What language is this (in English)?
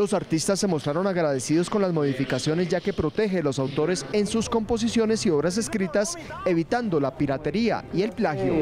Spanish